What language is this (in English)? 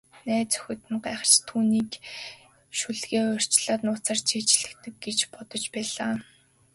Mongolian